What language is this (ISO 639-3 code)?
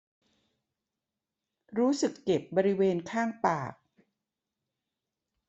tha